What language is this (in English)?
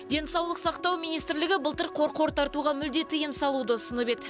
Kazakh